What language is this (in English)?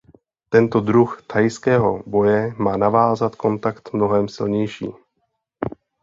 Czech